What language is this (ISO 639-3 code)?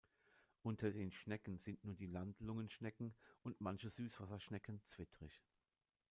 deu